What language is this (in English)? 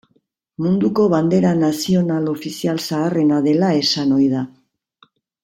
Basque